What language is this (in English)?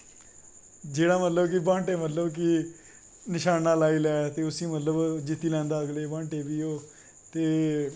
Dogri